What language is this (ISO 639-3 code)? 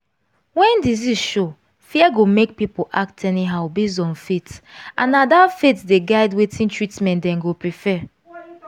pcm